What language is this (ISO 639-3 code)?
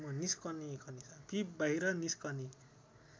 nep